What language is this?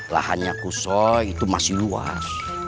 Indonesian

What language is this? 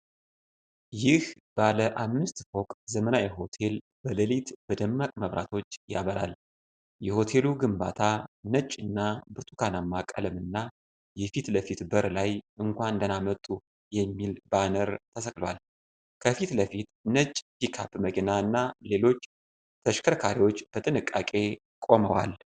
Amharic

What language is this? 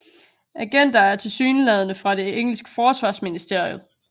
Danish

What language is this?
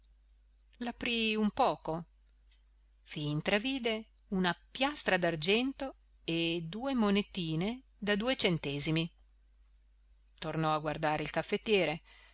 Italian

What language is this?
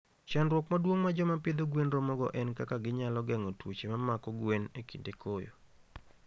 Luo (Kenya and Tanzania)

